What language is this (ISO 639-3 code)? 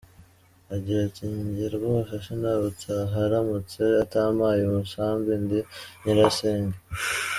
kin